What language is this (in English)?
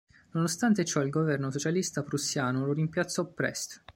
Italian